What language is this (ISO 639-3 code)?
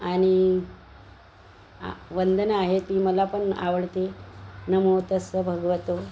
mar